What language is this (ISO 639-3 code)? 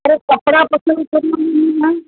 snd